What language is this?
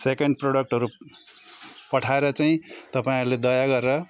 Nepali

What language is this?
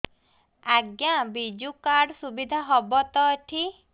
Odia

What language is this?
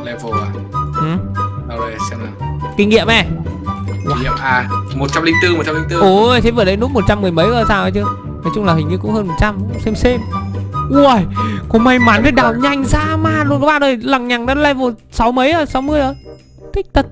Vietnamese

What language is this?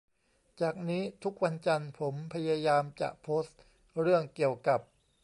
Thai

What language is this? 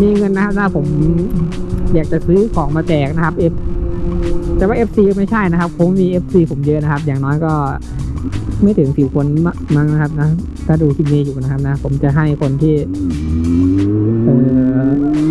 Thai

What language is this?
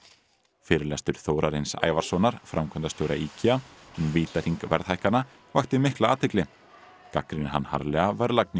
Icelandic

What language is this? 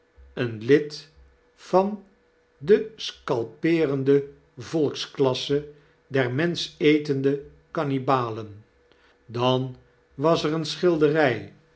Dutch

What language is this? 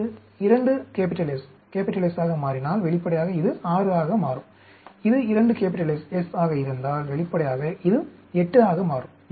Tamil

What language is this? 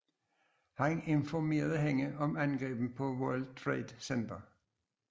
Danish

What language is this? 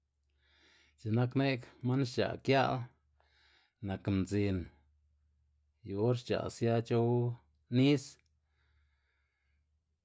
Xanaguía Zapotec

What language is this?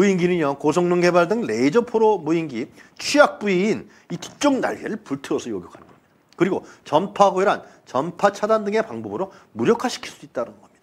Korean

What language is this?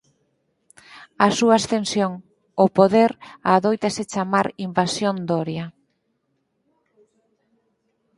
Galician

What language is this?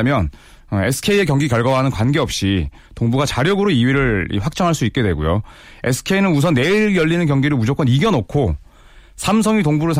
Korean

